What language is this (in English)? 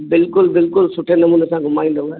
Sindhi